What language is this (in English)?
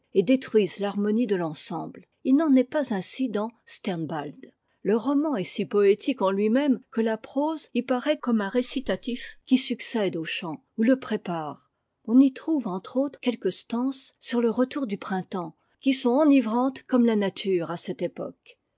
French